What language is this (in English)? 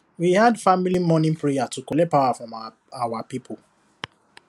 Nigerian Pidgin